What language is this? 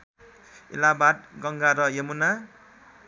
Nepali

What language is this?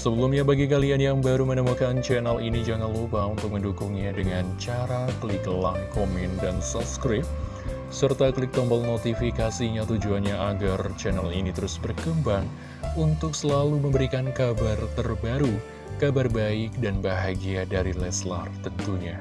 Indonesian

